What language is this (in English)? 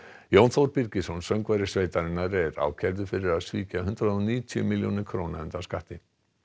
Icelandic